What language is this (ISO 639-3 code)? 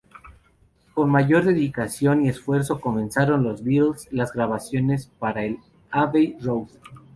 spa